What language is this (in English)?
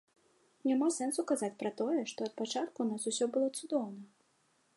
Belarusian